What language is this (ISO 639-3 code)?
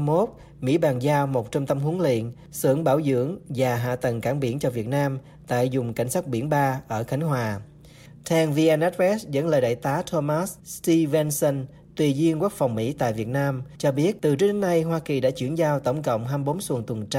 vie